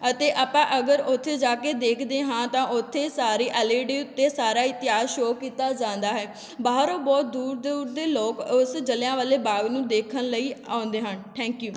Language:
Punjabi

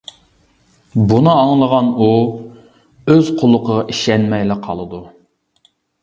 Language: Uyghur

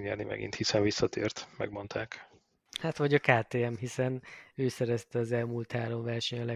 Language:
Hungarian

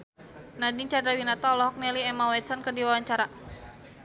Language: Sundanese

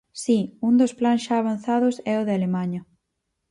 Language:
Galician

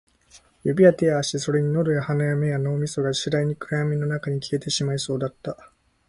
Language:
Japanese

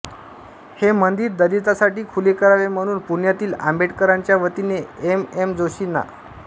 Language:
Marathi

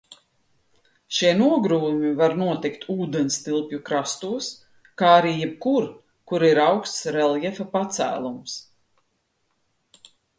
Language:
Latvian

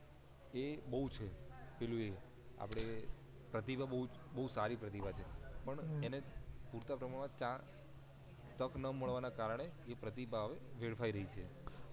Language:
Gujarati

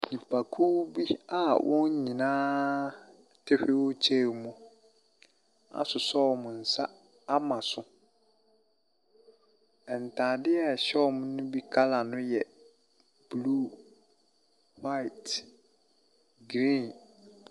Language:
Akan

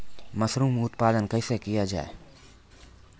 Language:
Maithili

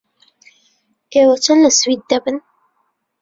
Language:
Central Kurdish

